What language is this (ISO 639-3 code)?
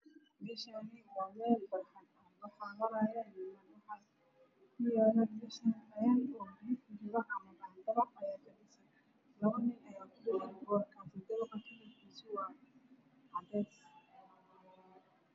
som